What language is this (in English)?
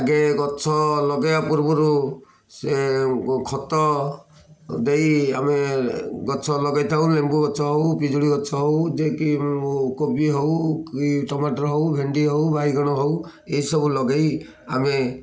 Odia